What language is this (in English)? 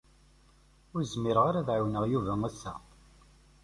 Kabyle